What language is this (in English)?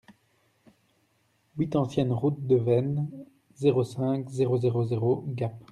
French